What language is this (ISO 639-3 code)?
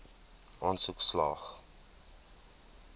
afr